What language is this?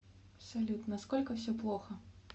Russian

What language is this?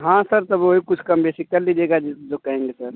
Hindi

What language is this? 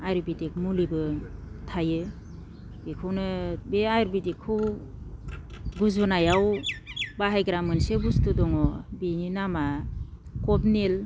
Bodo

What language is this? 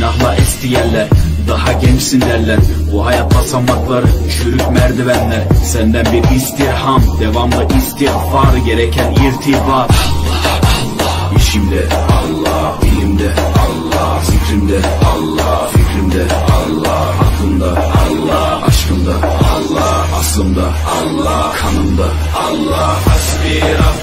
Turkish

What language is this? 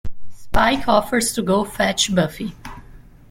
English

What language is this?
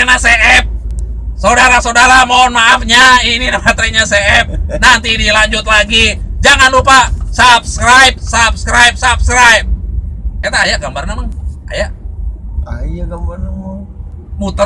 Indonesian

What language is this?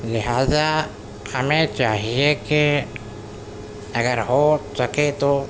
Urdu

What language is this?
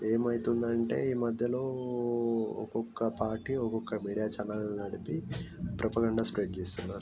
Telugu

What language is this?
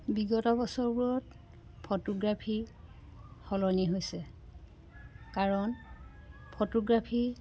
Assamese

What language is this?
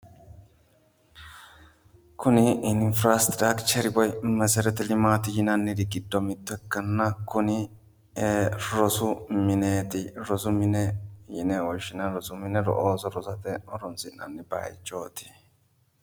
Sidamo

